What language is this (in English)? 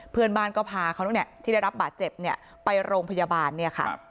Thai